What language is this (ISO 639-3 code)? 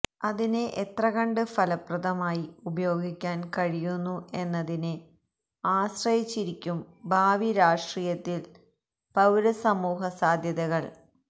mal